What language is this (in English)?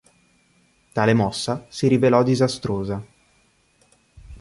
Italian